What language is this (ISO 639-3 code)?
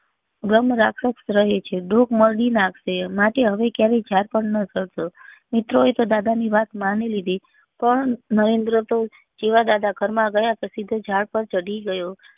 guj